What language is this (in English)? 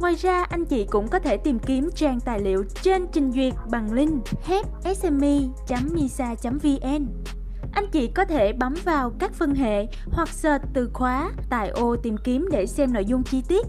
Vietnamese